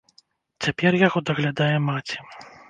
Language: Belarusian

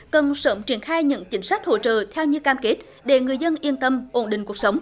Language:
Vietnamese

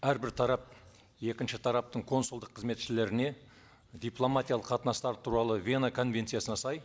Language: Kazakh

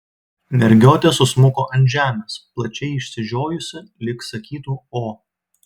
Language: Lithuanian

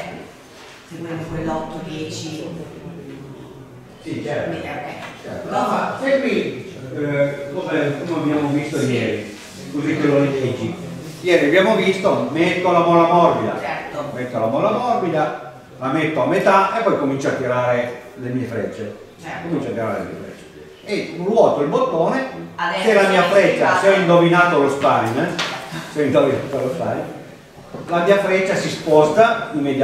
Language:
Italian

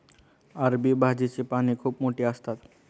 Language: Marathi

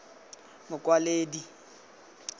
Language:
Tswana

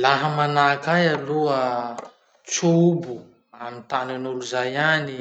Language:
Masikoro Malagasy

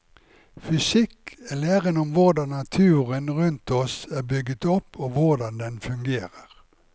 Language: Norwegian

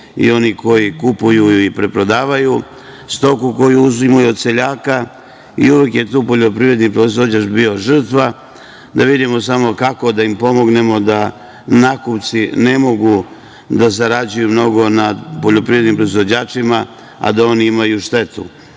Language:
Serbian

